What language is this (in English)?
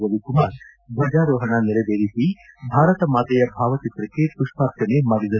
Kannada